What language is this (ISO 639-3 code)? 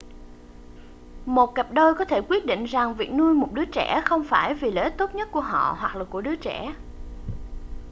vie